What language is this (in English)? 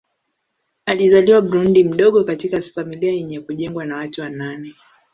Swahili